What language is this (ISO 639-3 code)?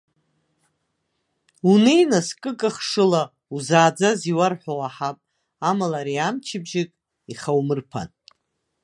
abk